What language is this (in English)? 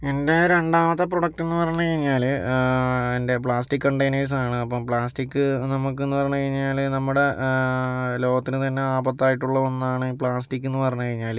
Malayalam